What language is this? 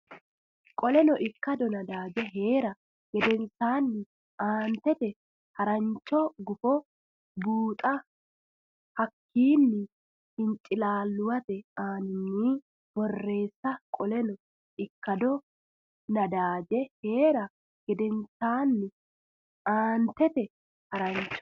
Sidamo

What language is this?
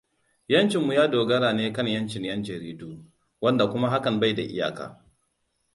Hausa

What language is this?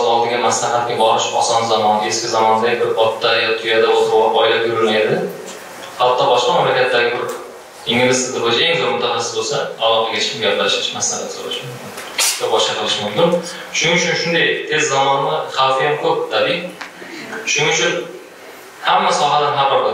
Turkish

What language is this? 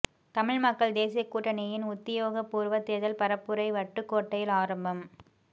Tamil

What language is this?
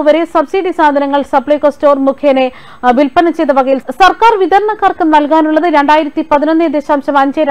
Malayalam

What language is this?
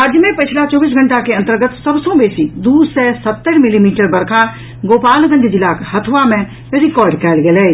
Maithili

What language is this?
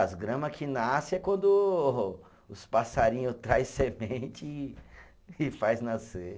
Portuguese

